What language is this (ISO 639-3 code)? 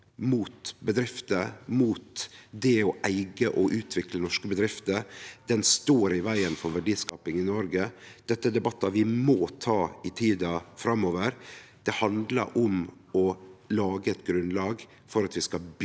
nor